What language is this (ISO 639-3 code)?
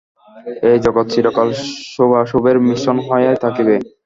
ben